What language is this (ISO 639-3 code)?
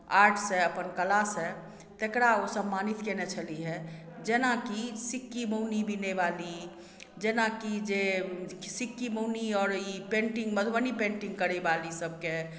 mai